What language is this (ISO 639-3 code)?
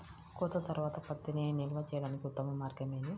tel